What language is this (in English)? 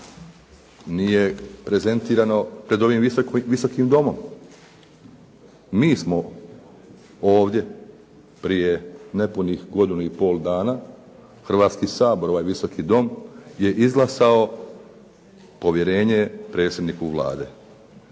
Croatian